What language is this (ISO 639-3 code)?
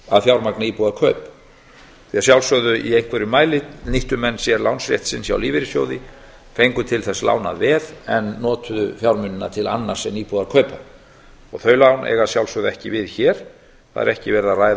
isl